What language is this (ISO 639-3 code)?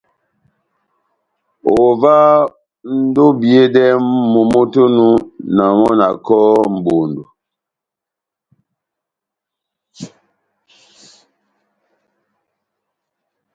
bnm